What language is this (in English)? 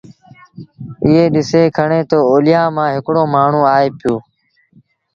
Sindhi Bhil